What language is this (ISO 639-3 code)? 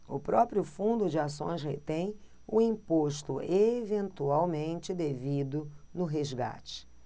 por